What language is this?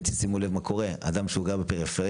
Hebrew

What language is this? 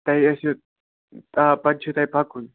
Kashmiri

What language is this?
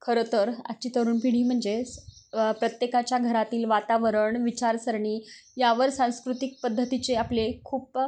Marathi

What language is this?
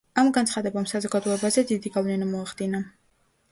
Georgian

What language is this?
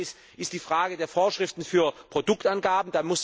German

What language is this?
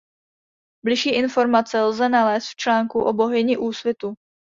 Czech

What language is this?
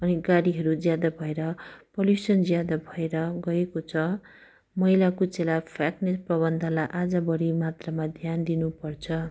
Nepali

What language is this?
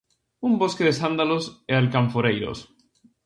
Galician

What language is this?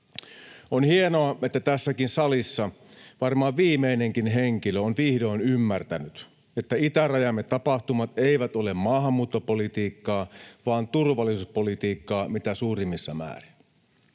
Finnish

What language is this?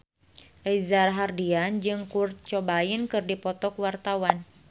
Sundanese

